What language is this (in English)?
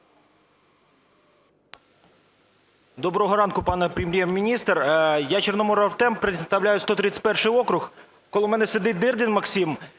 Ukrainian